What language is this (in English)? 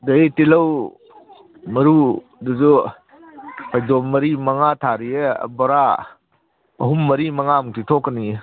Manipuri